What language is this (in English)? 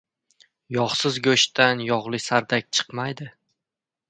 Uzbek